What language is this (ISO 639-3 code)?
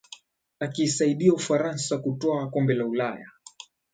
swa